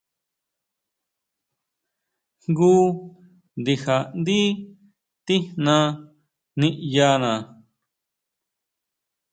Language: Huautla Mazatec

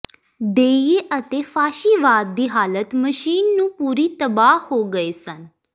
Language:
Punjabi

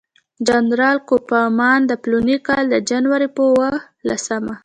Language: Pashto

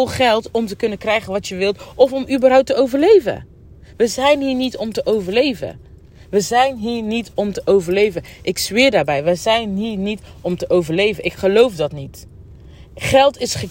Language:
Dutch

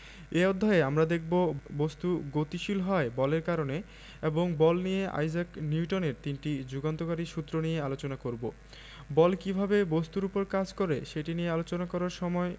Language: Bangla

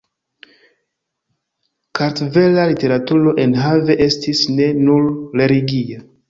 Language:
Esperanto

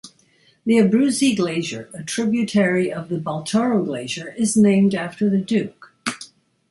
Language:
English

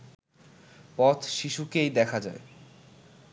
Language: Bangla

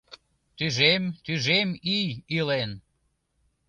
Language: Mari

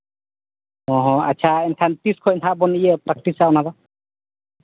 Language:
Santali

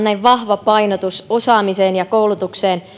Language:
Finnish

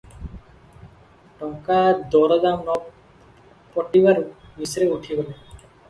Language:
Odia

